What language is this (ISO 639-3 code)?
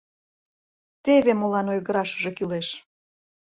chm